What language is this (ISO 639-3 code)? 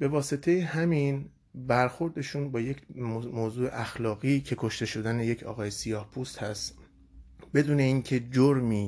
fas